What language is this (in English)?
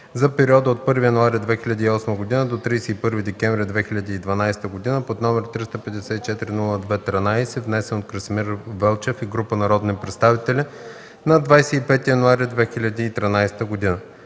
Bulgarian